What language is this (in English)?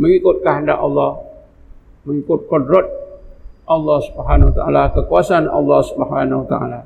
Malay